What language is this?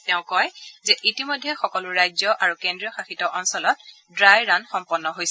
Assamese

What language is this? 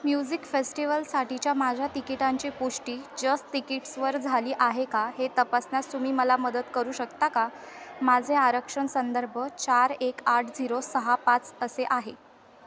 Marathi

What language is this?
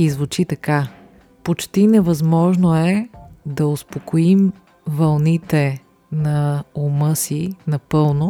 Bulgarian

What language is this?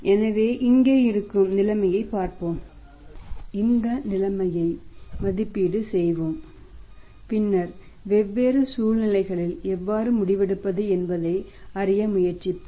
Tamil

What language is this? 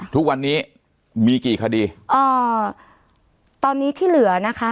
Thai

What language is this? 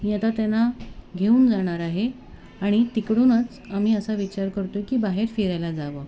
Marathi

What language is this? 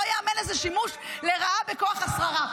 Hebrew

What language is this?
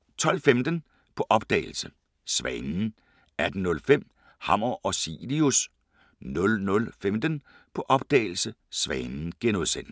Danish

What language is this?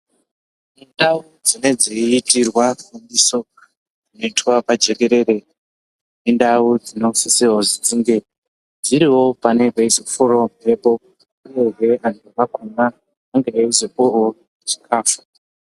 Ndau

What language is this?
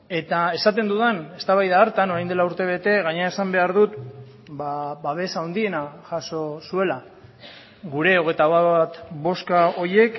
Basque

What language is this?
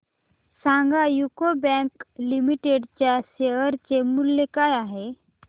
Marathi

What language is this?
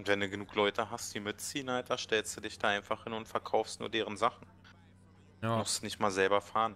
German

